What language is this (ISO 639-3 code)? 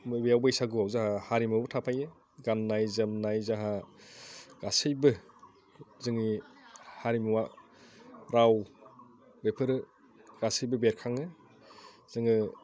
brx